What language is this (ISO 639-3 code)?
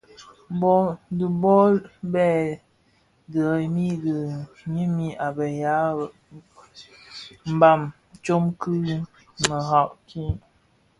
ksf